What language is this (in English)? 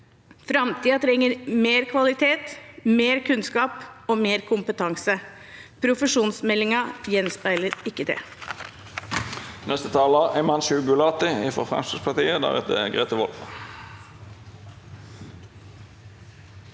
Norwegian